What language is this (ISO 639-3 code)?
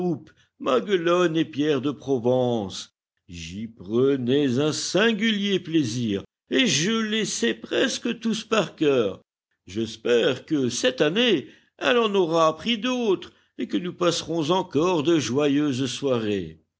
fra